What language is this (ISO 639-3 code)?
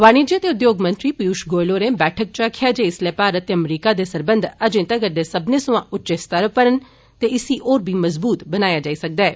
doi